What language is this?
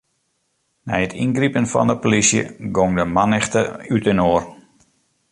Western Frisian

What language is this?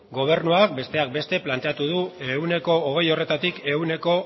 Basque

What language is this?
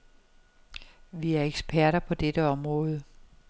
Danish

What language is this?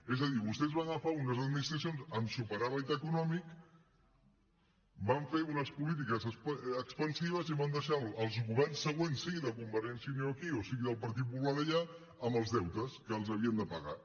Catalan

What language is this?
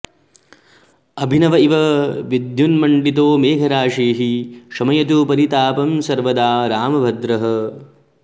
Sanskrit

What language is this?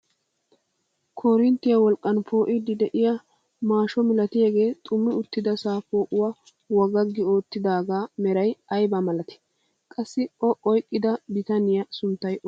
Wolaytta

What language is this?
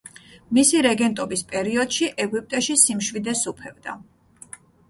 Georgian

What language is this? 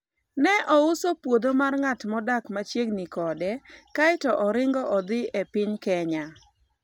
Luo (Kenya and Tanzania)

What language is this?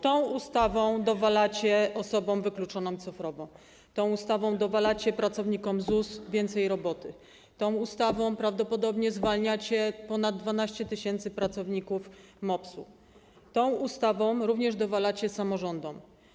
Polish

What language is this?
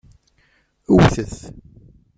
Kabyle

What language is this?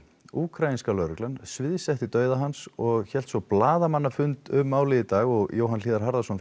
Icelandic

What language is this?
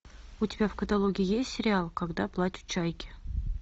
Russian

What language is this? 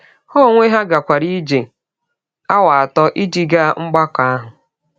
Igbo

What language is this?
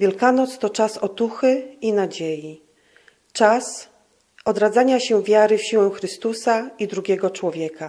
Polish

